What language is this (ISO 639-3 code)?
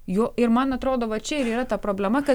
lit